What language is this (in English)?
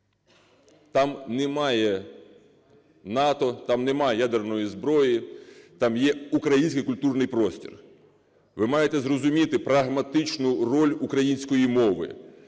Ukrainian